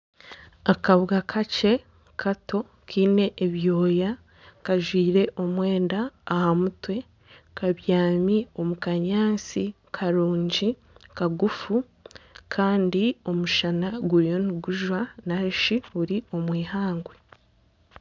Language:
Nyankole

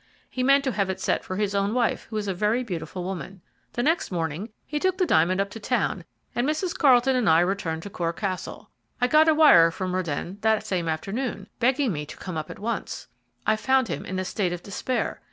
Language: English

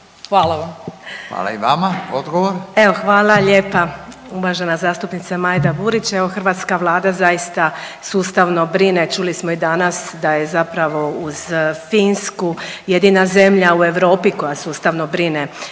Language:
Croatian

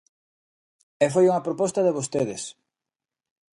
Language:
Galician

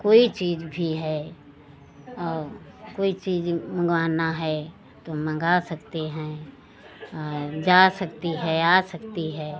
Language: Hindi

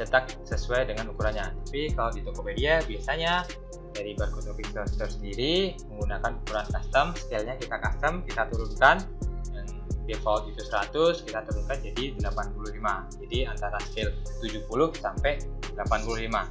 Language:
Indonesian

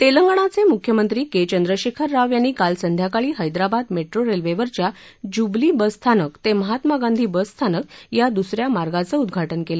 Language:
Marathi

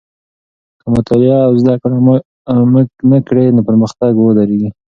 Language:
Pashto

